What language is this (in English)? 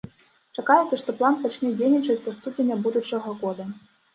Belarusian